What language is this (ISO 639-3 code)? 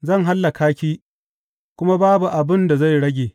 hau